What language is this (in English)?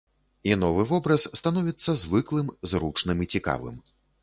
Belarusian